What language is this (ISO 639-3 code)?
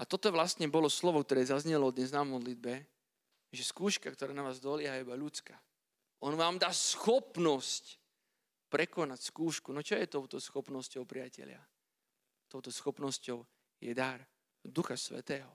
slk